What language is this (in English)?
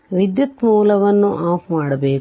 Kannada